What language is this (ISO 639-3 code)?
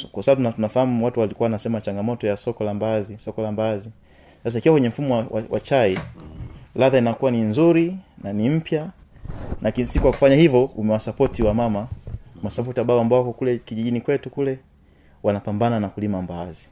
swa